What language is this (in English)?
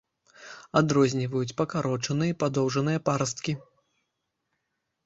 Belarusian